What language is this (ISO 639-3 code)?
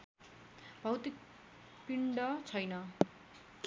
nep